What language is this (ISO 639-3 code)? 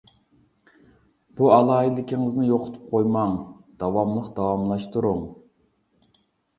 uig